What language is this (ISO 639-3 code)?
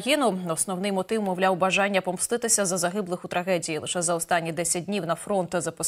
ukr